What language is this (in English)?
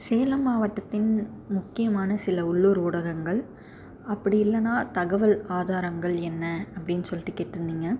Tamil